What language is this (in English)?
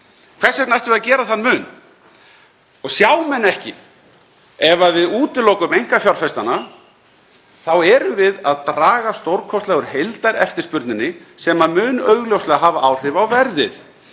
Icelandic